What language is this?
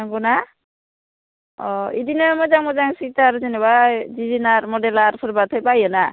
Bodo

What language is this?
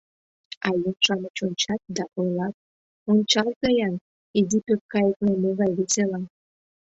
Mari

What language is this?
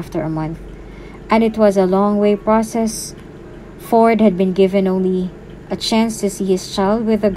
Filipino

